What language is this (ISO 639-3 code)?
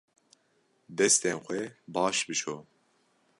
kur